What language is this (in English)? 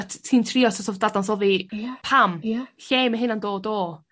Welsh